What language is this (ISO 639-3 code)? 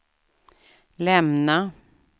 swe